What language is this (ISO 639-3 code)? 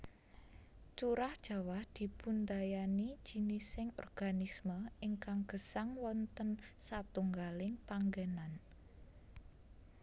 jav